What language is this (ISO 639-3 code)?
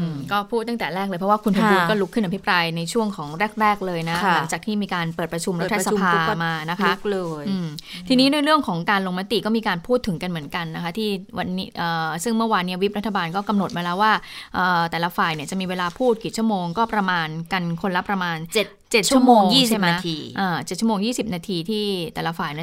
tha